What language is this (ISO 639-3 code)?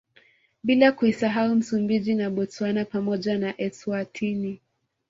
swa